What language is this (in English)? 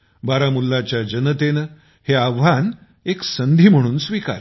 Marathi